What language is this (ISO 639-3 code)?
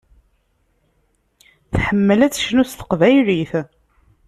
kab